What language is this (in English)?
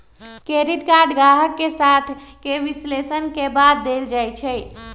Magahi